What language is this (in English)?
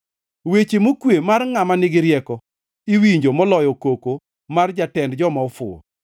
Luo (Kenya and Tanzania)